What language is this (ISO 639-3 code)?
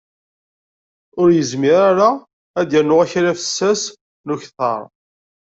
kab